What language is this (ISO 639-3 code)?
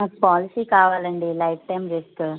tel